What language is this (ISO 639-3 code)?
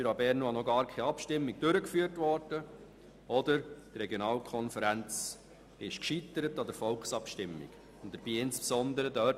gsw